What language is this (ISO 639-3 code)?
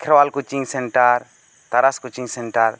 sat